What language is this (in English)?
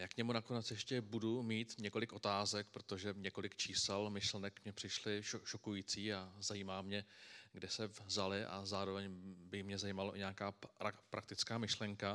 Czech